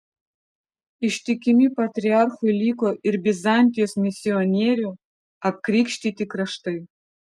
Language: Lithuanian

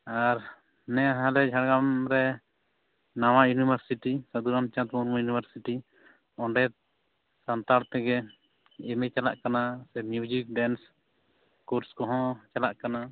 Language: Santali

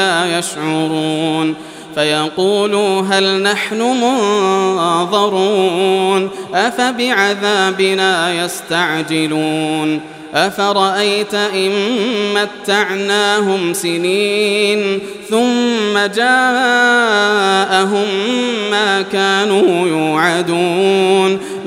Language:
Arabic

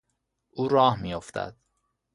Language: Persian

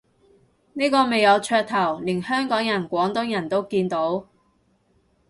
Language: Cantonese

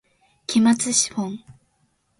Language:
Japanese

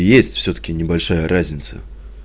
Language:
Russian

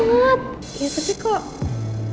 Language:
Indonesian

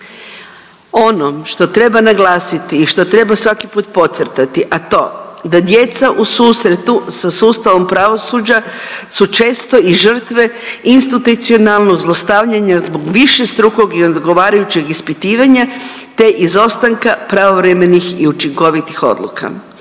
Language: Croatian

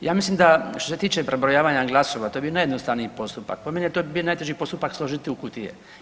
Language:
Croatian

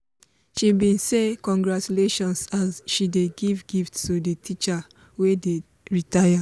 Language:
Nigerian Pidgin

